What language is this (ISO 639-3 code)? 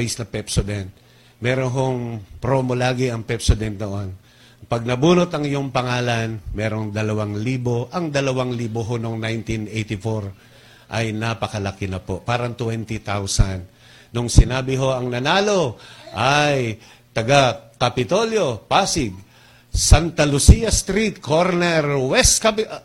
fil